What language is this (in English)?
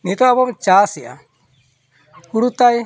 Santali